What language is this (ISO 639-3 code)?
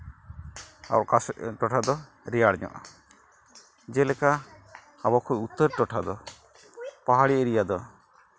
sat